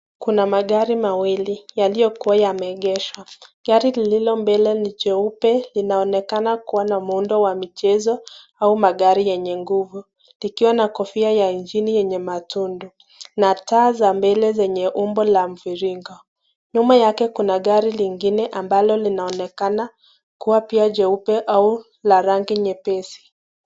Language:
Swahili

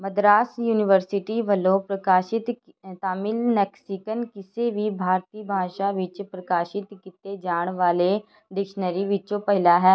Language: Punjabi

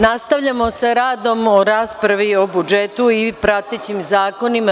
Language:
Serbian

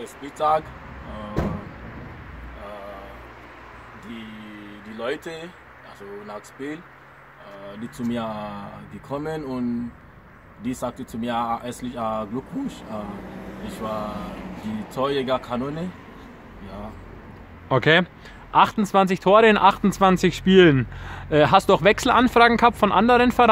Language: German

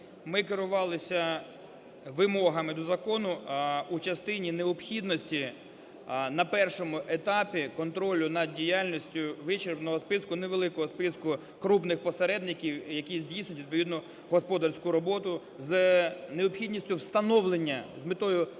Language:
Ukrainian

